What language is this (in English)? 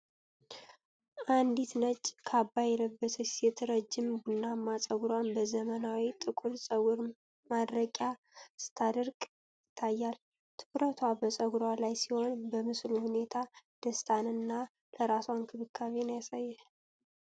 Amharic